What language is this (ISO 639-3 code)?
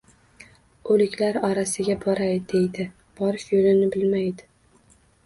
uzb